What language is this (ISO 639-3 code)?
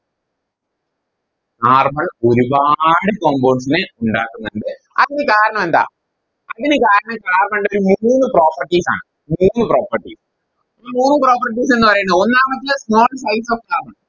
mal